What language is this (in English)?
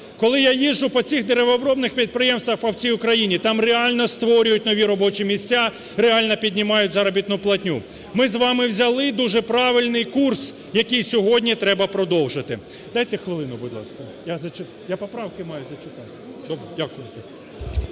Ukrainian